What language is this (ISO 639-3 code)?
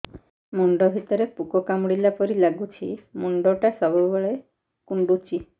ori